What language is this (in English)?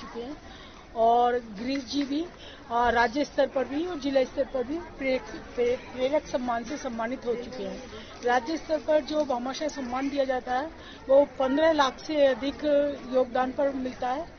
Hindi